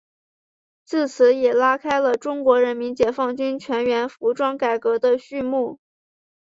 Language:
Chinese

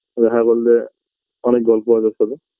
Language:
Bangla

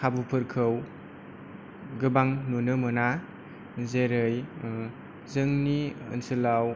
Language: Bodo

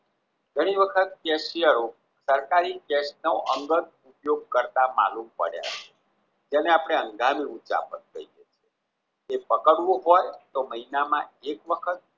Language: Gujarati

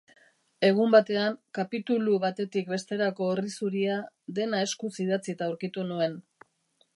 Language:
Basque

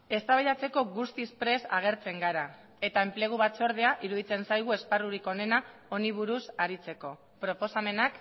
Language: Basque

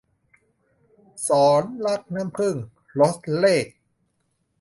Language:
Thai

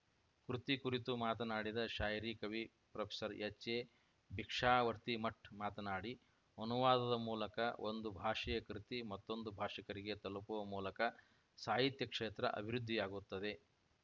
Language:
Kannada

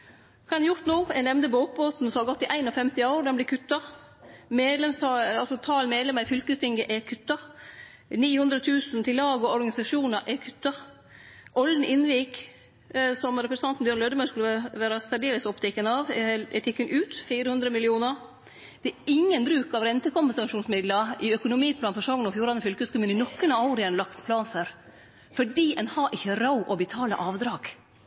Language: Norwegian Nynorsk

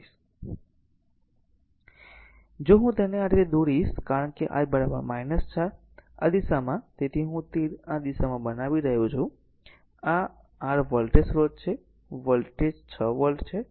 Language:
Gujarati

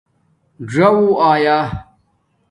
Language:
Domaaki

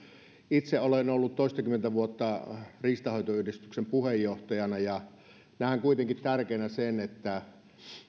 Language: Finnish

